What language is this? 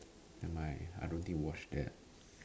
English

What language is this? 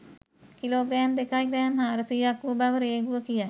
Sinhala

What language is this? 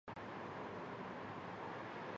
Chinese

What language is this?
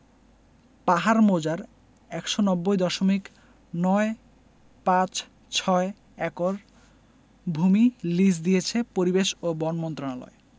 Bangla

